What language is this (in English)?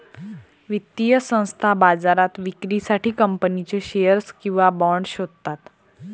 Marathi